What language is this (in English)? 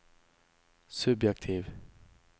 Norwegian